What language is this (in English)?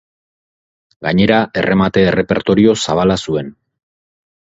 Basque